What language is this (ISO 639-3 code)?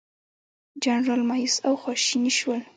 pus